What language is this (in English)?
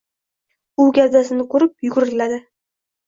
Uzbek